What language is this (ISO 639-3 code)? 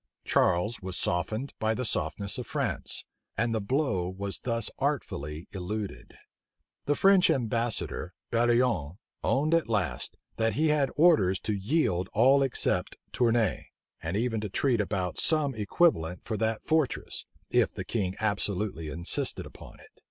eng